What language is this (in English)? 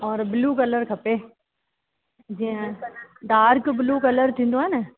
Sindhi